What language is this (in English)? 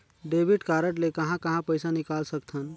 Chhattisgarhi